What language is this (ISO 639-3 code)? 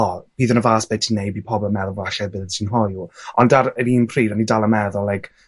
cym